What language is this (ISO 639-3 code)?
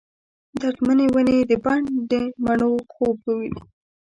pus